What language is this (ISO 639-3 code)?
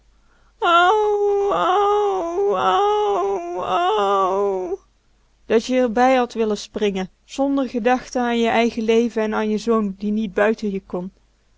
nld